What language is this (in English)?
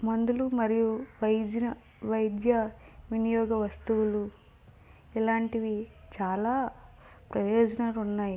Telugu